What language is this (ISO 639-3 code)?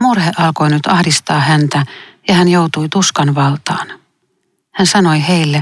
fin